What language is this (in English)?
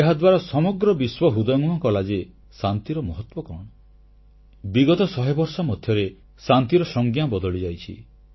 Odia